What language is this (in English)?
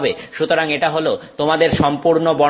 Bangla